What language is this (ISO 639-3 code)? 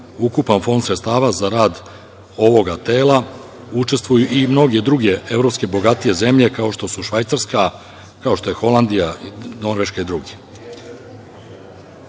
srp